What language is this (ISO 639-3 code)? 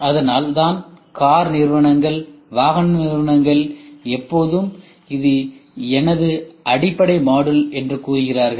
tam